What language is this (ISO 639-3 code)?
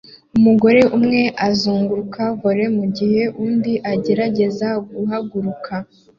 kin